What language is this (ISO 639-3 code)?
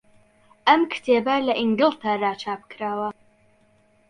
ckb